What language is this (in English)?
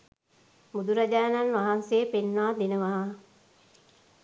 Sinhala